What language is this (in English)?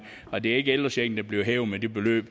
Danish